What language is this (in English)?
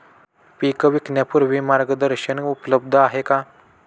Marathi